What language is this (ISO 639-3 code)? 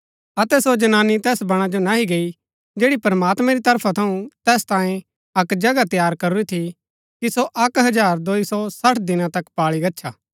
gbk